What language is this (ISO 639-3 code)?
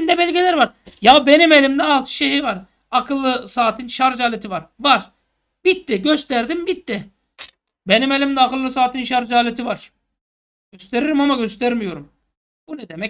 tur